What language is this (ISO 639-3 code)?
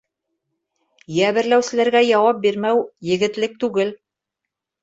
bak